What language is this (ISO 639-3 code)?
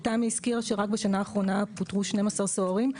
heb